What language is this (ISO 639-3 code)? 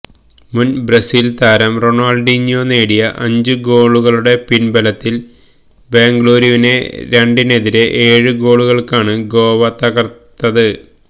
mal